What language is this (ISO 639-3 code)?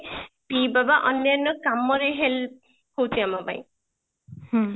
ori